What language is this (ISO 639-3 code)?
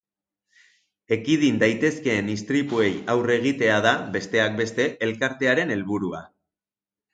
eus